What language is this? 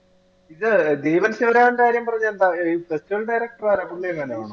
Malayalam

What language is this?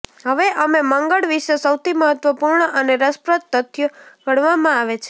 Gujarati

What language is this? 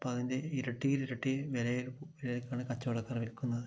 Malayalam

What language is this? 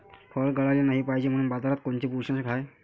Marathi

